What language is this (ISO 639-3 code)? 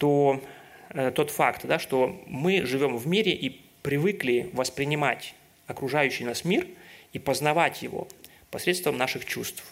rus